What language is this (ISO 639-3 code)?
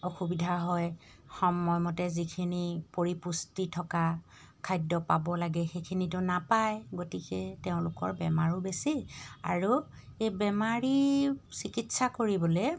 asm